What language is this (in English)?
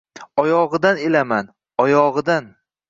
Uzbek